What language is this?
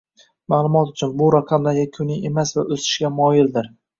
Uzbek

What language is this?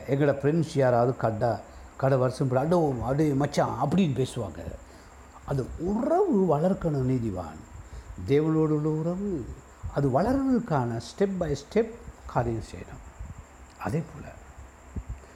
Tamil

